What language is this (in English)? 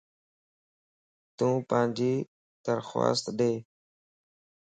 Lasi